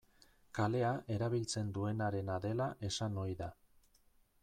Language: Basque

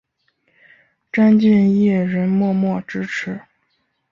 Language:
Chinese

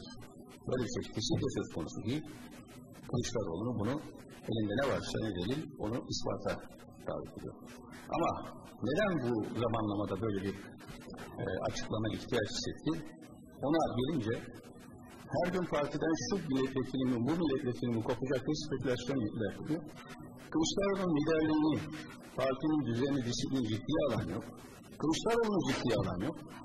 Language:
Turkish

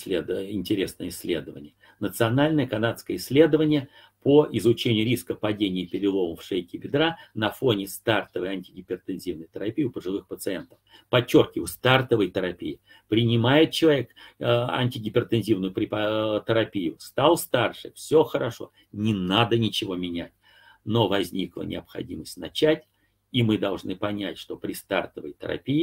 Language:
Russian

